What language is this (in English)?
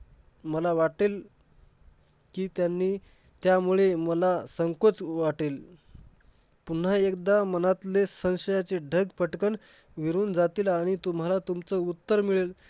Marathi